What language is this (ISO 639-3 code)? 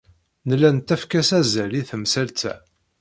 kab